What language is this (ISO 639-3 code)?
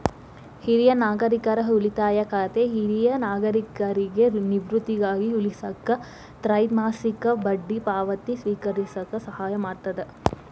kan